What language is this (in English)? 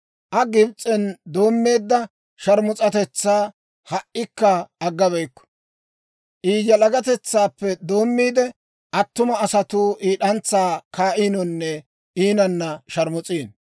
Dawro